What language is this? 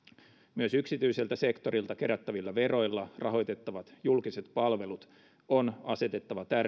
Finnish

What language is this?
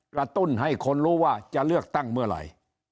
Thai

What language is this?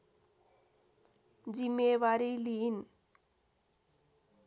Nepali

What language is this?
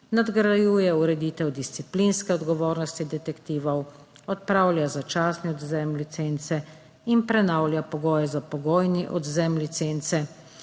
Slovenian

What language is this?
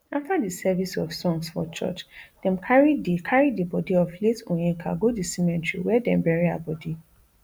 Nigerian Pidgin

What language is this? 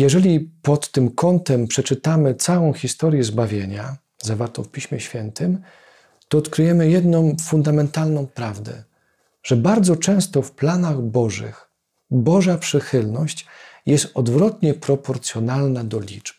Polish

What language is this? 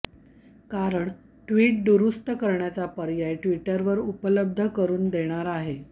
Marathi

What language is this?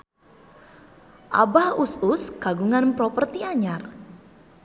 Sundanese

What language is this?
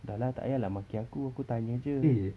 English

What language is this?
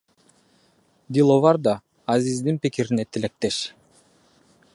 Kyrgyz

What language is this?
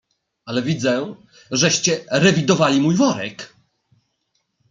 Polish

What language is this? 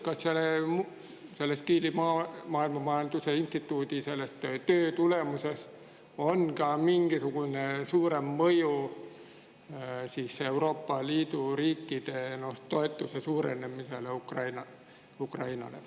Estonian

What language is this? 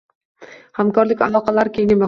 Uzbek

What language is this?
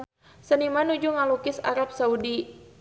Sundanese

